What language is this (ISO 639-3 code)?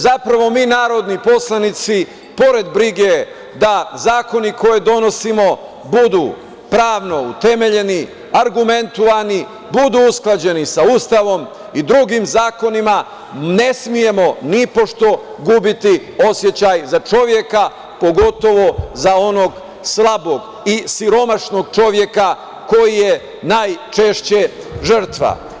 srp